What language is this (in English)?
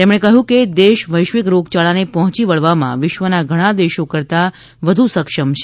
Gujarati